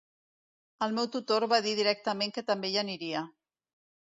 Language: Catalan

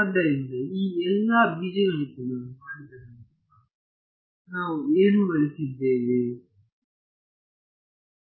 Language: Kannada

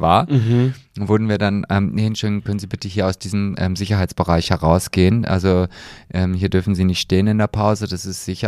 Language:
German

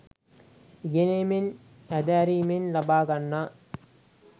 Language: Sinhala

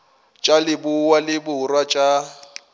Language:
Northern Sotho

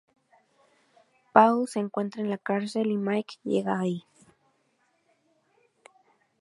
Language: Spanish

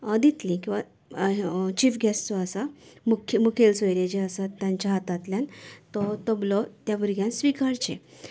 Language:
Konkani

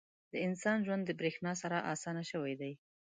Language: Pashto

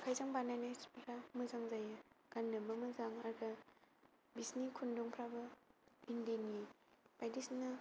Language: Bodo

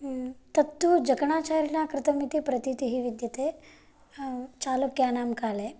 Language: Sanskrit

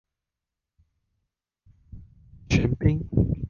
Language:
Chinese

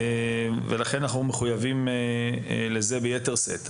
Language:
Hebrew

